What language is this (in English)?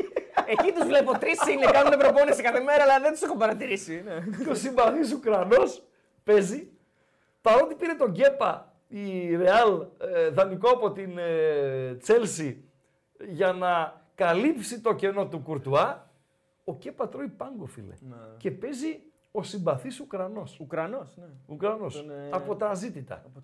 Greek